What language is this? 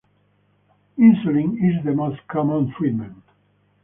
English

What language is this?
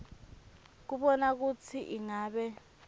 Swati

